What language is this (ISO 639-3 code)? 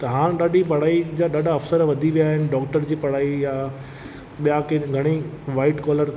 snd